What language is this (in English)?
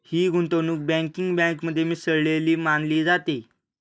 Marathi